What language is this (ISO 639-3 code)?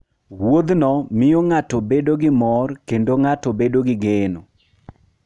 luo